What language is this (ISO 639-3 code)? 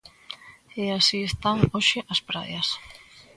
glg